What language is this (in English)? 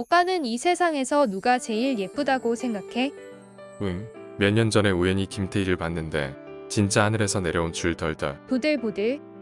Korean